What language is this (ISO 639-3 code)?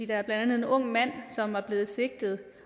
dan